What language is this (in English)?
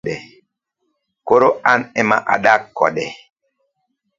Luo (Kenya and Tanzania)